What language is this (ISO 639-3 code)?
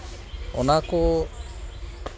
sat